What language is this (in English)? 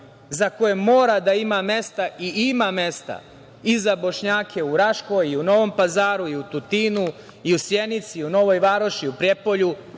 Serbian